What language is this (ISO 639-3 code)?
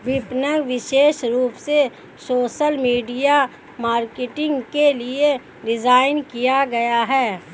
hin